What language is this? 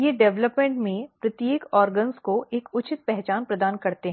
Hindi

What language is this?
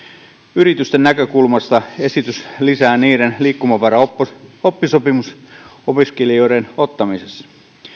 Finnish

